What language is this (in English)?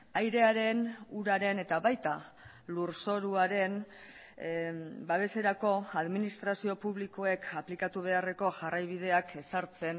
Basque